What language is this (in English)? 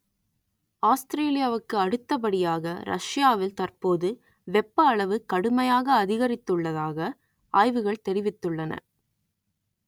Tamil